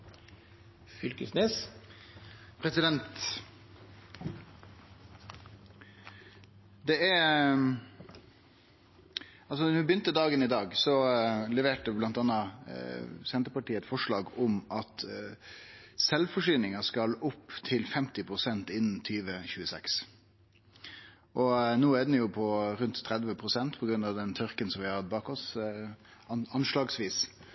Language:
Norwegian Nynorsk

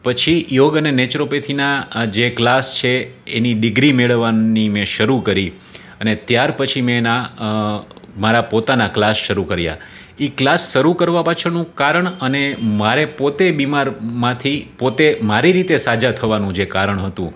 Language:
Gujarati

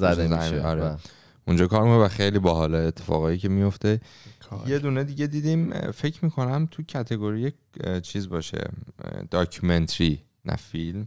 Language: Persian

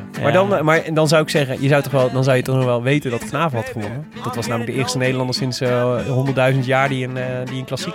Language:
Dutch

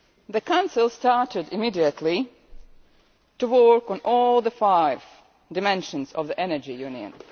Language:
English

